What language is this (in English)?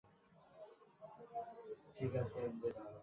Bangla